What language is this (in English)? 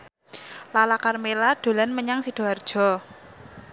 Javanese